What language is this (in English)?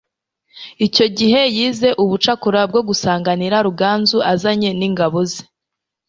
Kinyarwanda